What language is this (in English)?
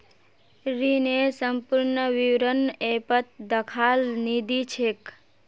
Magahi